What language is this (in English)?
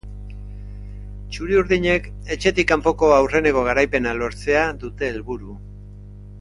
Basque